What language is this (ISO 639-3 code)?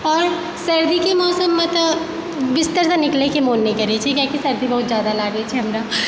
mai